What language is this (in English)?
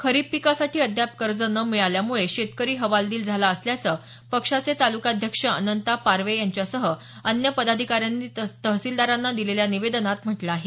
Marathi